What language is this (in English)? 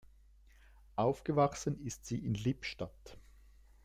German